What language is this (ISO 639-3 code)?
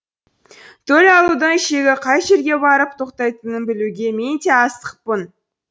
kaz